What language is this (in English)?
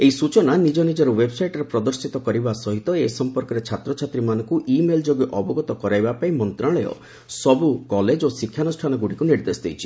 Odia